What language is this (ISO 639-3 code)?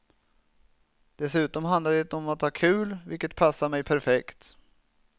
swe